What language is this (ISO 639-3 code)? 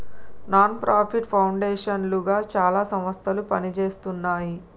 tel